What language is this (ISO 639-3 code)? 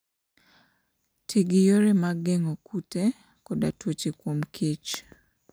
luo